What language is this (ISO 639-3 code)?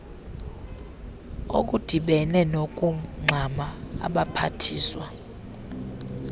xho